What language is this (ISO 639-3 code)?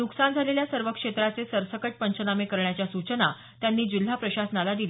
mar